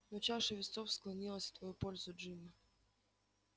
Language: Russian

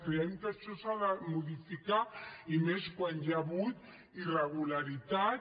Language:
Catalan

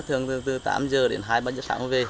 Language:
Vietnamese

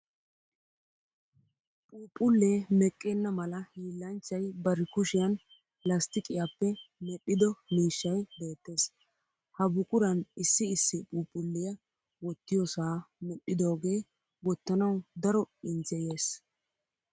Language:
Wolaytta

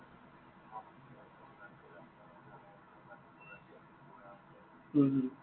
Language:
Assamese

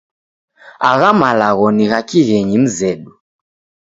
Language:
Taita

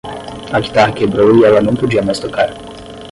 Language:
Portuguese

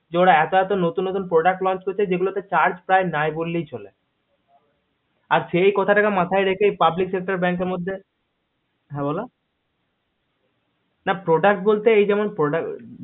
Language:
Bangla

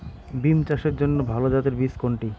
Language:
Bangla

